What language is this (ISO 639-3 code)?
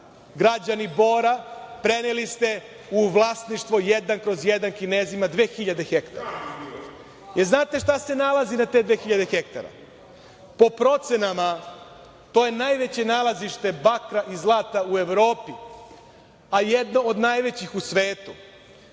srp